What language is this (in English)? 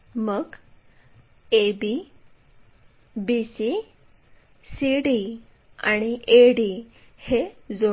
Marathi